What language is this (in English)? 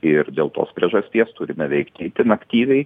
Lithuanian